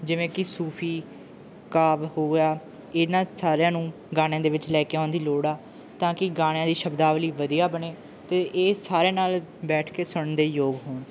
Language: Punjabi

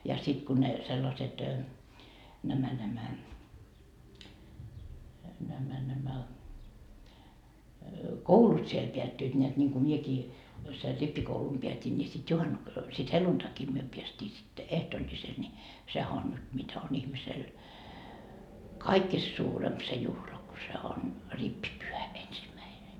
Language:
Finnish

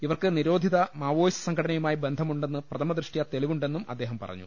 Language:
Malayalam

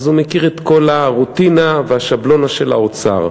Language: Hebrew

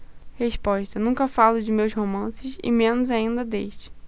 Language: Portuguese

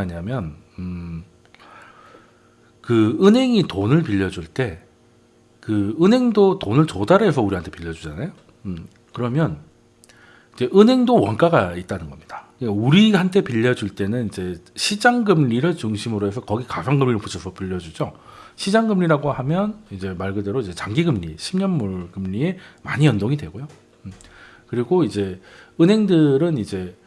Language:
Korean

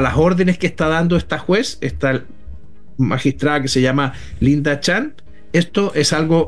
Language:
Spanish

